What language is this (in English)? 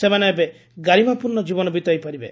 Odia